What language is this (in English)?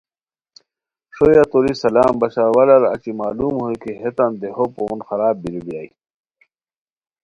Khowar